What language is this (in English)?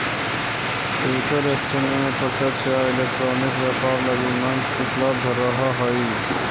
Magahi